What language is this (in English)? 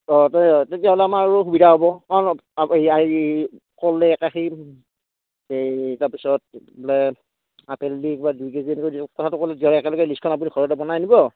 Assamese